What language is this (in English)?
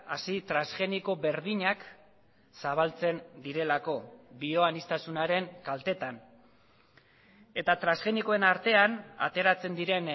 Basque